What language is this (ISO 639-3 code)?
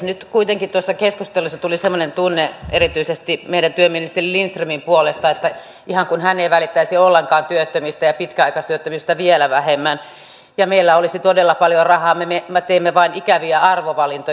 fin